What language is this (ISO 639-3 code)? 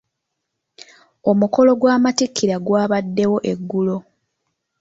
lug